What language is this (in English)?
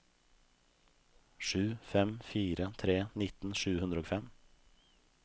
Norwegian